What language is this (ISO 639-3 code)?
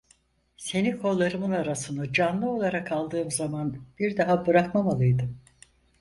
tur